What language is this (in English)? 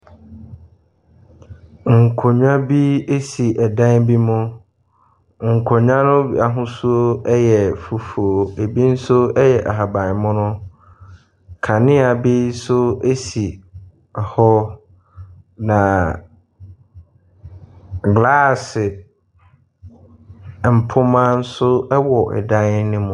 Akan